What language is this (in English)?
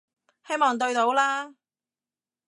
Cantonese